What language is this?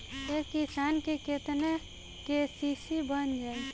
Bhojpuri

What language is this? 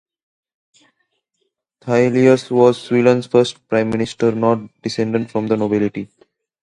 English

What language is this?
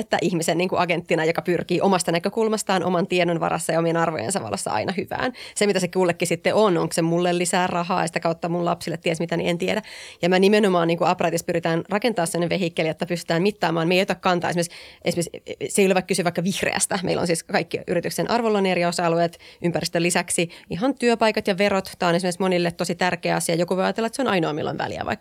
Finnish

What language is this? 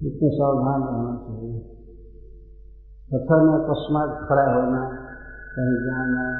Hindi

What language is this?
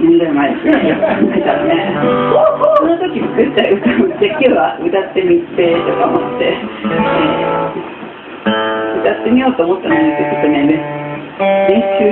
Japanese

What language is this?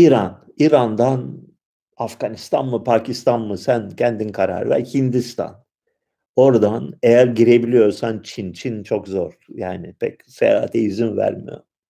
Turkish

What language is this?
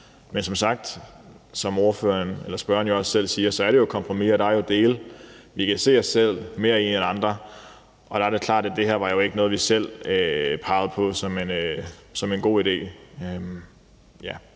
Danish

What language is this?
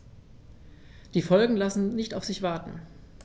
German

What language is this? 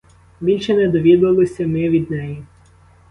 Ukrainian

